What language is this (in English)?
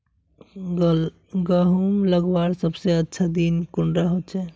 Magahi